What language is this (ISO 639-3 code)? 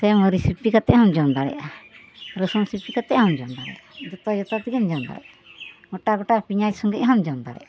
sat